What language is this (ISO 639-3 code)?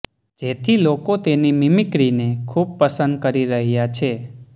guj